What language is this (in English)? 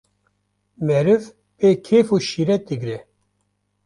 Kurdish